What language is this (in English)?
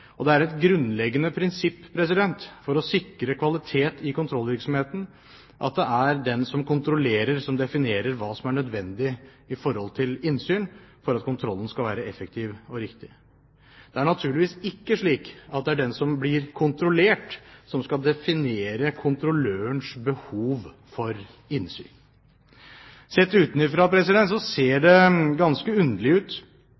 Norwegian Bokmål